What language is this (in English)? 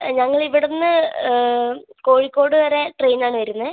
Malayalam